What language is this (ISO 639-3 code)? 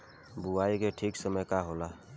bho